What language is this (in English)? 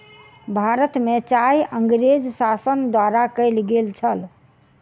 Maithili